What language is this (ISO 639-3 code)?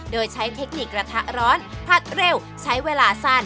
tha